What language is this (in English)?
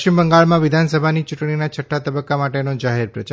Gujarati